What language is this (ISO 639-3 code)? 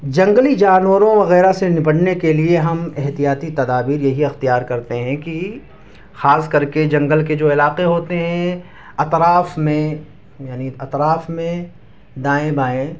urd